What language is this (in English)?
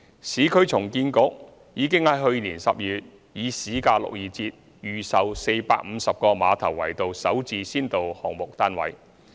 Cantonese